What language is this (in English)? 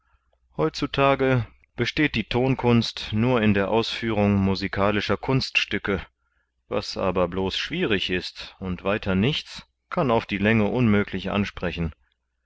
German